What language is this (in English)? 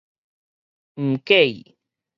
Min Nan Chinese